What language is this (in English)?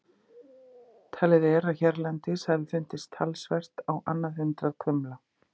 Icelandic